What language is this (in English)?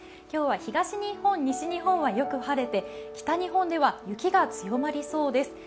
Japanese